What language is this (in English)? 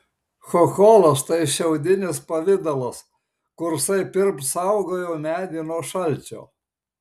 Lithuanian